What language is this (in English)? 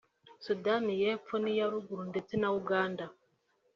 Kinyarwanda